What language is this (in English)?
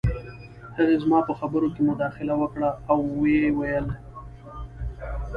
Pashto